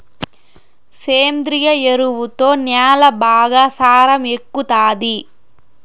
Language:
Telugu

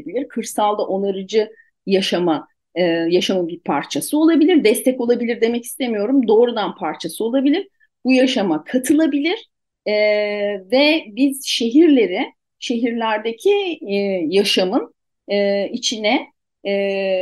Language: Turkish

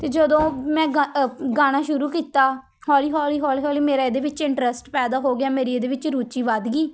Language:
Punjabi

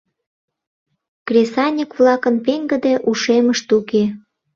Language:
Mari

